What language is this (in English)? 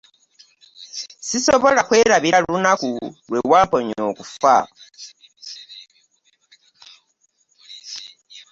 Ganda